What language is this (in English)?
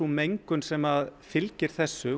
Icelandic